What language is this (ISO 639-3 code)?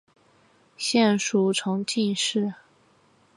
zho